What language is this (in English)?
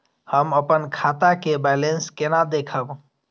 Maithili